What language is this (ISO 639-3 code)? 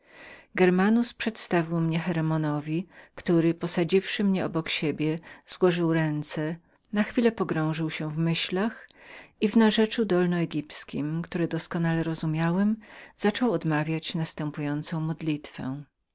pol